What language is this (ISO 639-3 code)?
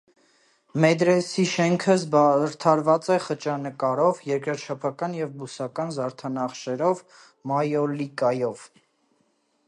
hye